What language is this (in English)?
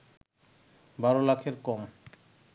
Bangla